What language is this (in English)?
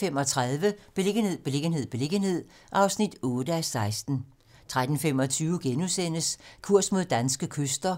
Danish